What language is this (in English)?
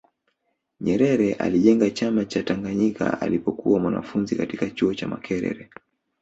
Swahili